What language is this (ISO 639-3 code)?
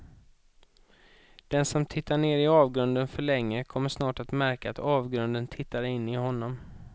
swe